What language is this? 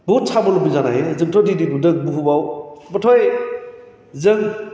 Bodo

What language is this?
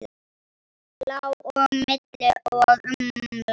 Icelandic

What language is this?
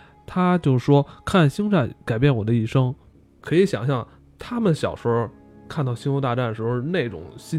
Chinese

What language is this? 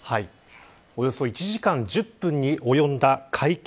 Japanese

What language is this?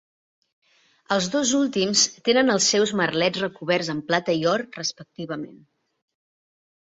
Catalan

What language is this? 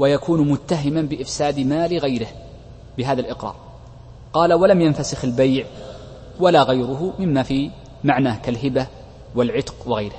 Arabic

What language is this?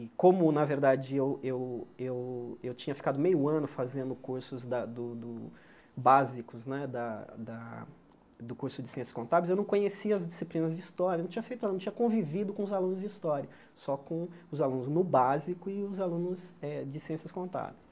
Portuguese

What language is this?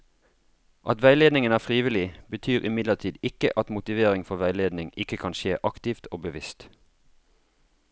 Norwegian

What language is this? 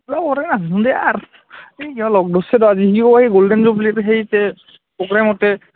Assamese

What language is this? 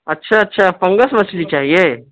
Urdu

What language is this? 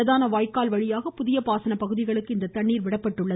Tamil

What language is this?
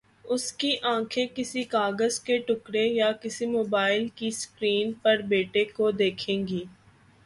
Urdu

